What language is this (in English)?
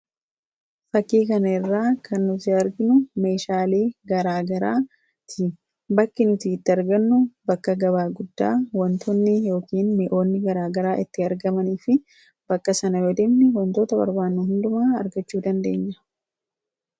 Oromo